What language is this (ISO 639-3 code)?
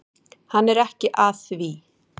isl